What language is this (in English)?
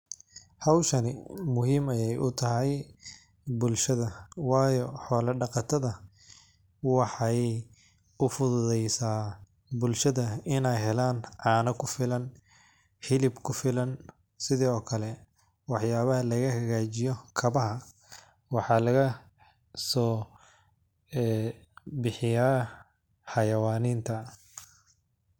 Somali